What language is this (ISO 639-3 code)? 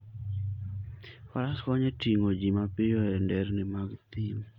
luo